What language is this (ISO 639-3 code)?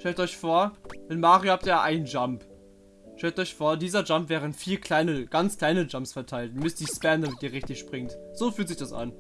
deu